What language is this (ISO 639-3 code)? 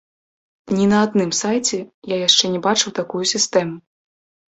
bel